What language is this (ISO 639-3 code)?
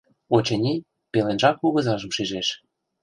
chm